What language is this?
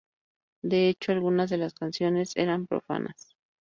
Spanish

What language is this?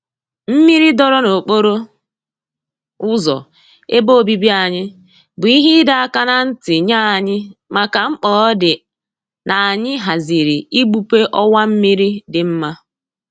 Igbo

